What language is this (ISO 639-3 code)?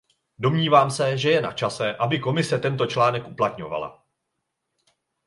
ces